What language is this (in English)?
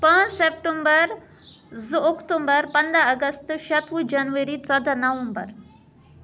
Kashmiri